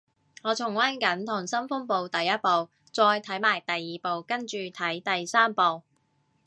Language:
Cantonese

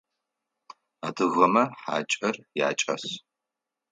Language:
Adyghe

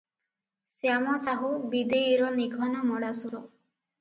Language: Odia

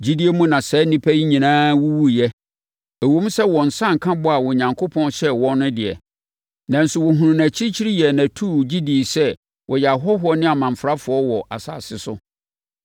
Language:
Akan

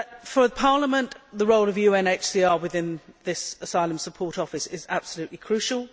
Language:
English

